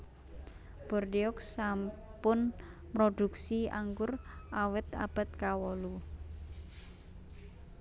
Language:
Javanese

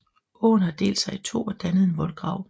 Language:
Danish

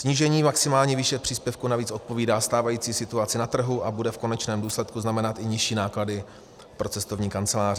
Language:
Czech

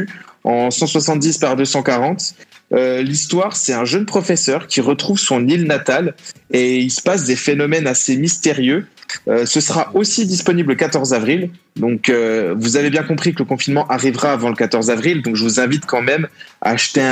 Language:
French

